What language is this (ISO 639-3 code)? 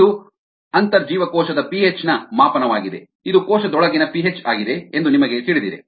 kan